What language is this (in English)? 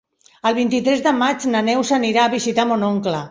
Catalan